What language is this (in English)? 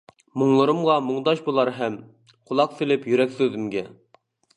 Uyghur